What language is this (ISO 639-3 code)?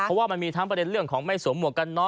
tha